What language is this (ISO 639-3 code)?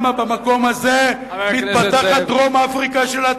heb